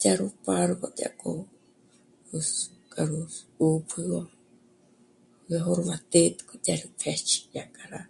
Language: Michoacán Mazahua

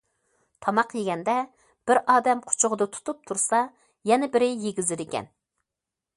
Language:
Uyghur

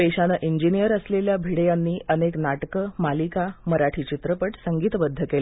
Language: Marathi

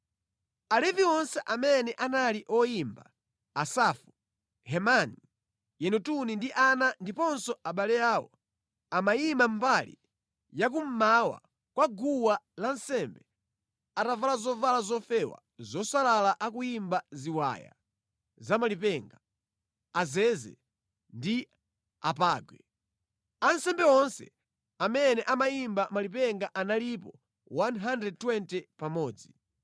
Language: Nyanja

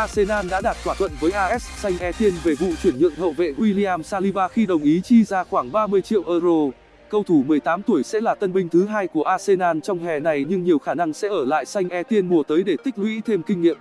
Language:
Vietnamese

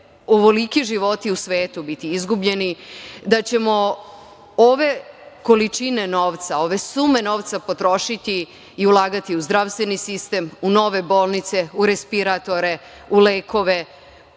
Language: Serbian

